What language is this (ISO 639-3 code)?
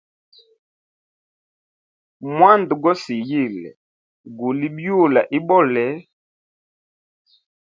hem